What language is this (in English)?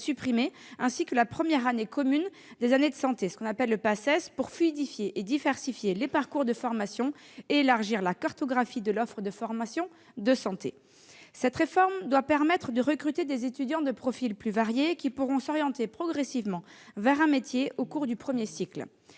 French